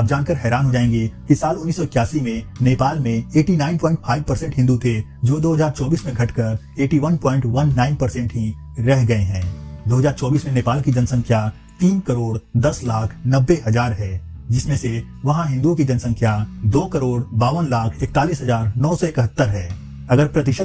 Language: Hindi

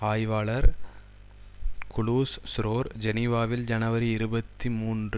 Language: Tamil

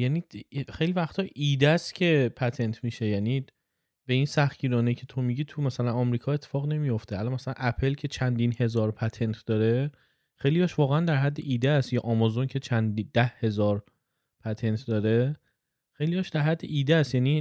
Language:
Persian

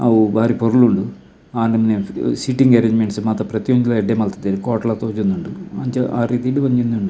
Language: Tulu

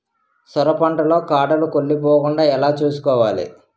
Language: Telugu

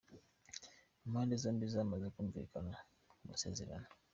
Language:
Kinyarwanda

